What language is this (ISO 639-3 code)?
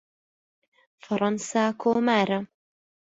ckb